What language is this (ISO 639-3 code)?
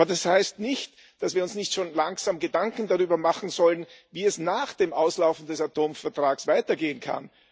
deu